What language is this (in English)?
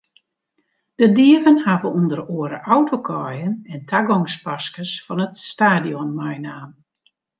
Western Frisian